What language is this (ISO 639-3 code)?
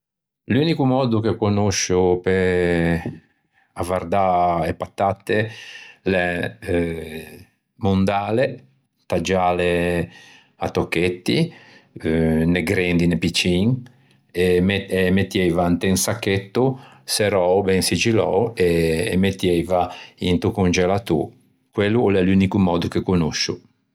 lij